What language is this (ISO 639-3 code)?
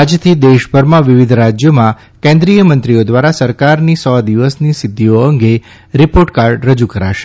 guj